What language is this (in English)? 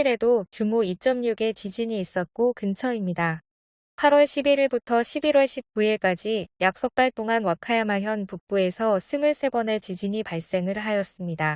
Korean